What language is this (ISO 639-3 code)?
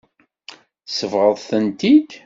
kab